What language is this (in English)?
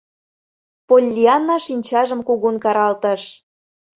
Mari